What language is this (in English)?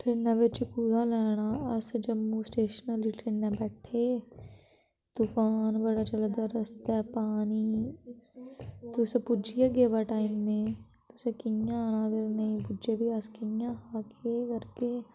Dogri